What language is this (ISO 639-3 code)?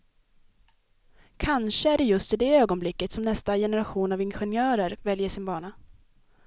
swe